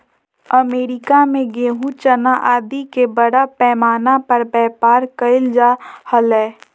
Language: Magahi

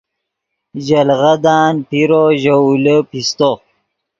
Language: Yidgha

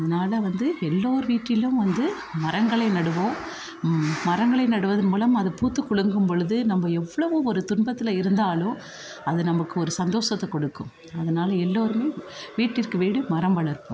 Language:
Tamil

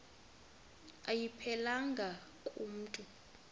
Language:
Xhosa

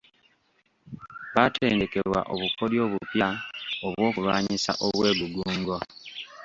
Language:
Ganda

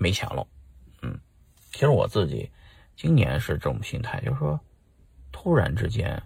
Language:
Chinese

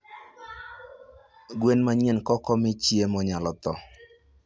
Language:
Luo (Kenya and Tanzania)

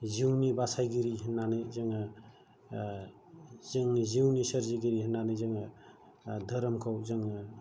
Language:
Bodo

